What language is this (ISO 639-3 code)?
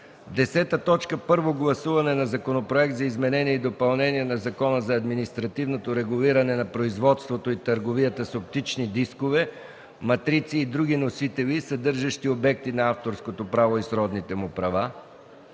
bul